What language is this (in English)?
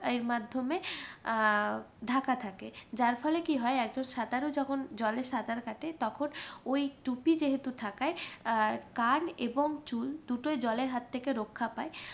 Bangla